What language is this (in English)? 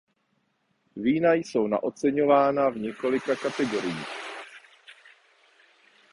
Czech